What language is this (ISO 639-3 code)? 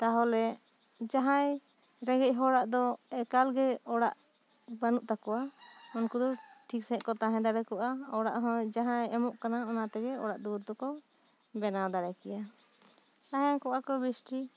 sat